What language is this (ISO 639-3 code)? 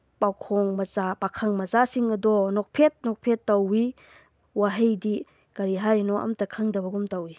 mni